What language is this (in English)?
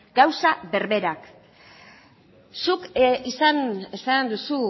Basque